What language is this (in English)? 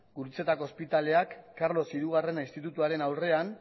Basque